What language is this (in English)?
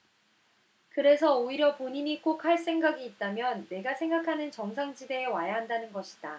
Korean